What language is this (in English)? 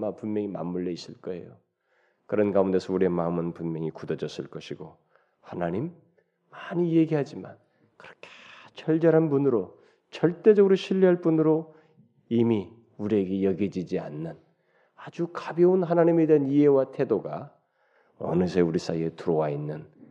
Korean